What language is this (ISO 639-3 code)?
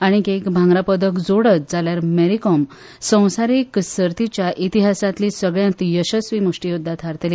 kok